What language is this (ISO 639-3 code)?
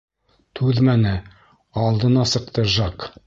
bak